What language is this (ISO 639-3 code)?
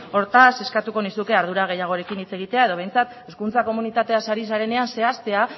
eus